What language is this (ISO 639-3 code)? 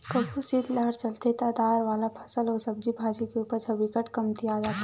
hne